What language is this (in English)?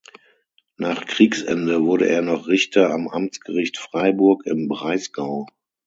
German